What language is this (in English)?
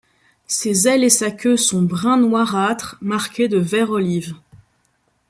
French